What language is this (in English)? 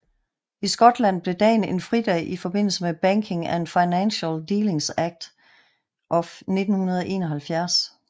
Danish